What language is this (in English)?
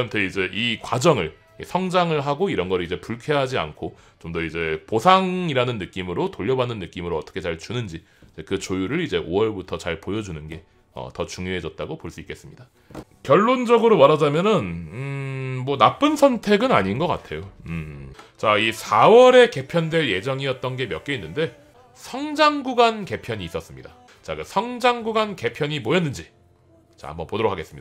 Korean